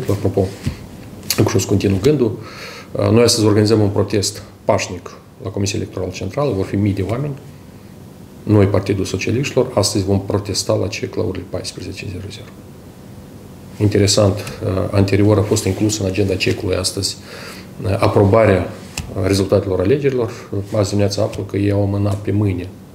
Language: Russian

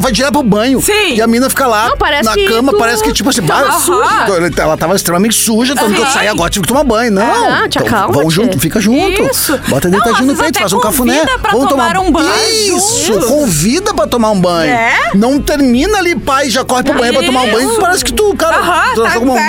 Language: Portuguese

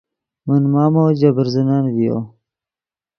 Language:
Yidgha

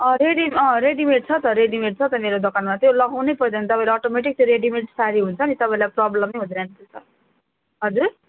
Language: Nepali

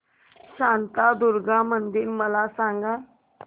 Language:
Marathi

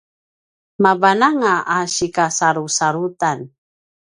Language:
Paiwan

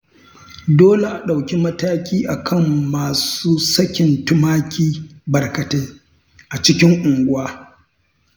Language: Hausa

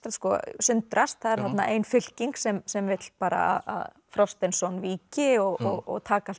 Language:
Icelandic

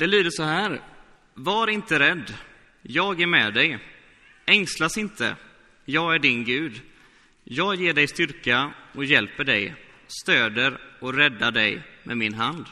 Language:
Swedish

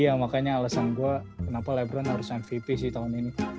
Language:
Indonesian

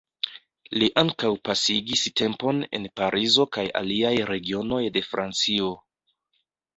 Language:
Esperanto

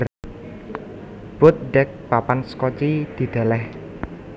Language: Javanese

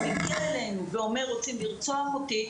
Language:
Hebrew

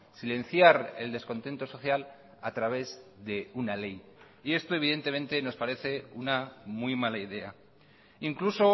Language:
Spanish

